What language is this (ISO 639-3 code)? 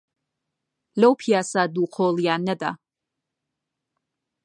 ckb